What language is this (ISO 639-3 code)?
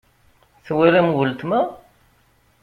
kab